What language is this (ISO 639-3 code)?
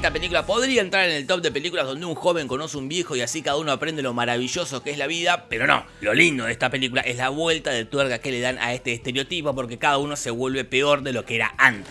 spa